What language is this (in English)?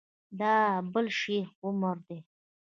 Pashto